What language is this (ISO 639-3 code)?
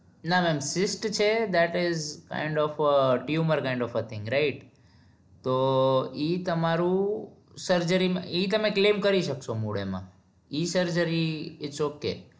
guj